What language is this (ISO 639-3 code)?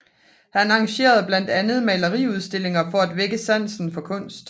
dan